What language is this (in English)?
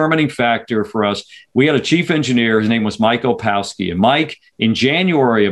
English